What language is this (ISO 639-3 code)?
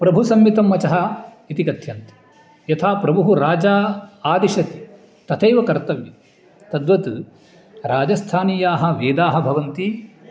san